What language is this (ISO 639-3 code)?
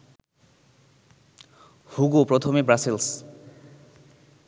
ben